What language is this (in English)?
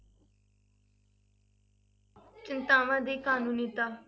Punjabi